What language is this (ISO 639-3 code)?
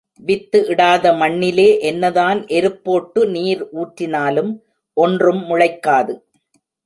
tam